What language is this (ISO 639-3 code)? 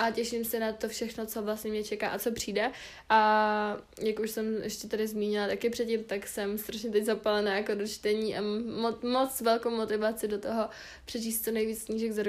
ces